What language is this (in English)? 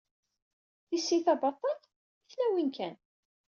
Kabyle